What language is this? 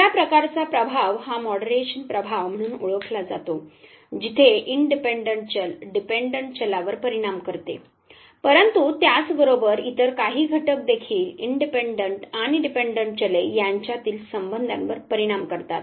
Marathi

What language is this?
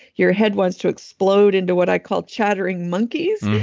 English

